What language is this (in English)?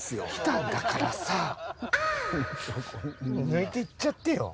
Japanese